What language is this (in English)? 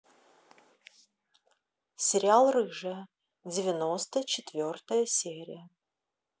Russian